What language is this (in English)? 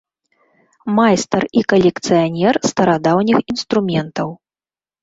Belarusian